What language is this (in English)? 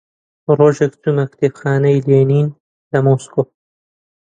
Central Kurdish